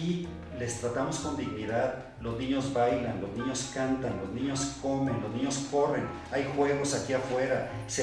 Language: Spanish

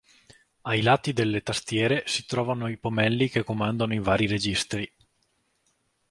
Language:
Italian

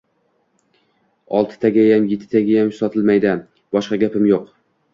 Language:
Uzbek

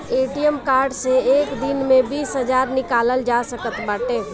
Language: Bhojpuri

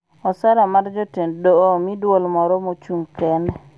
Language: Luo (Kenya and Tanzania)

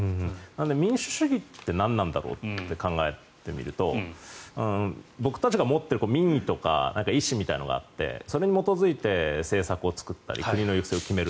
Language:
Japanese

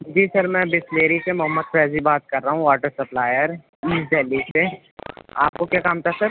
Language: Urdu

